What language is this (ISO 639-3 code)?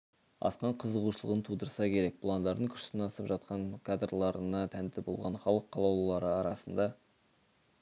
kaz